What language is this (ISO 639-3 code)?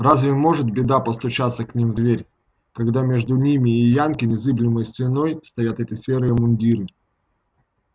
rus